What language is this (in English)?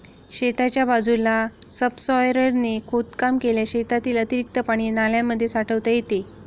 Marathi